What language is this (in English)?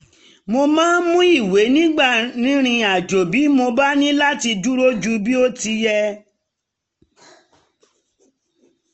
Yoruba